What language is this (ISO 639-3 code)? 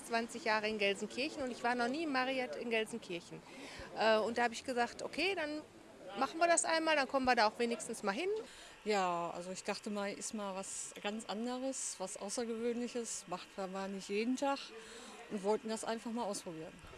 deu